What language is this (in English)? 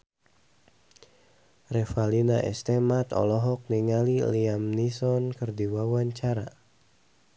Sundanese